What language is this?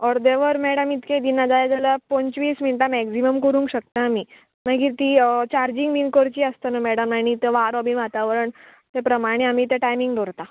Konkani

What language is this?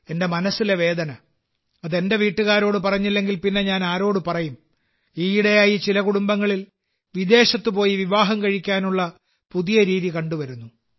Malayalam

